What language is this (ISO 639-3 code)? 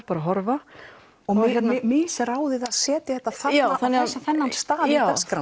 isl